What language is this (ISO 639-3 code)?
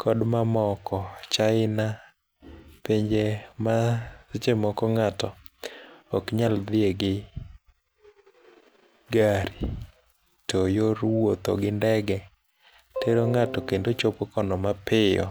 luo